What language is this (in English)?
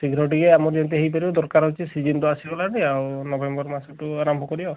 Odia